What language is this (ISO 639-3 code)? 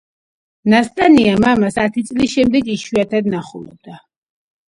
kat